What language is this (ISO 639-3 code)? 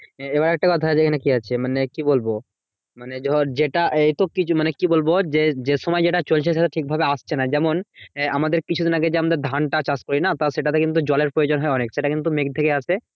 ben